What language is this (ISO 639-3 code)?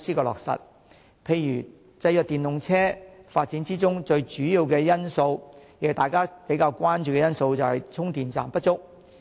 yue